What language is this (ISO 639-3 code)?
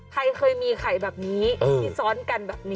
tha